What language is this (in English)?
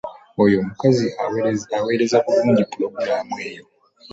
Ganda